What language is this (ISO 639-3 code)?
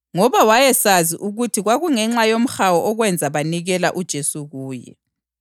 nde